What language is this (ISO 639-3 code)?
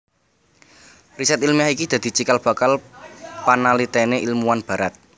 jav